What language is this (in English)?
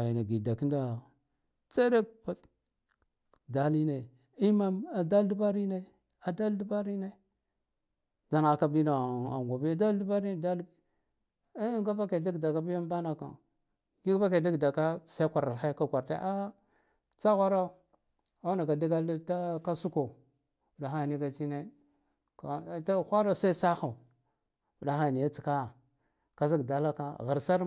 Guduf-Gava